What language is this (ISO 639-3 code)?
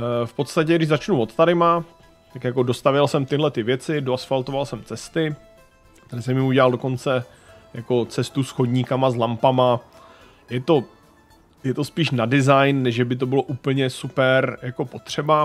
ces